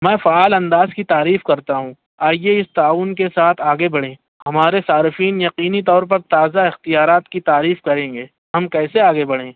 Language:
Urdu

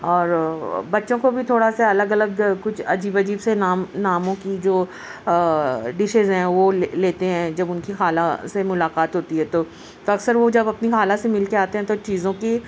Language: Urdu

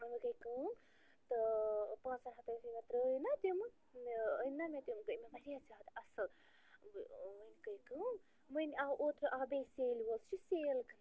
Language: Kashmiri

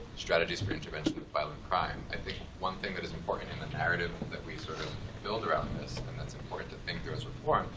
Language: English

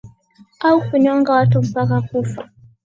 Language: Swahili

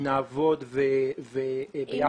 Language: Hebrew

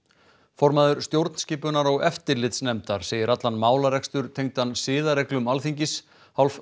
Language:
Icelandic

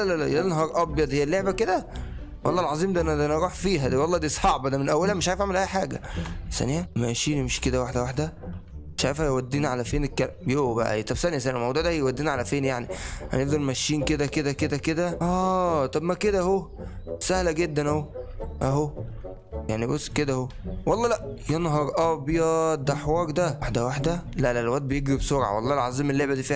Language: Arabic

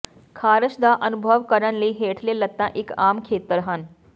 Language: Punjabi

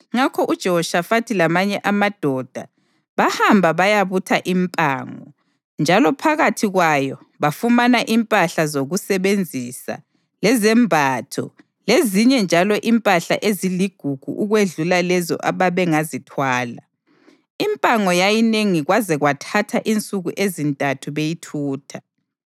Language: North Ndebele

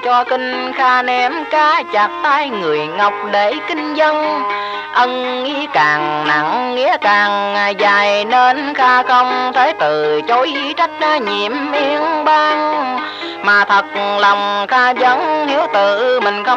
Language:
Vietnamese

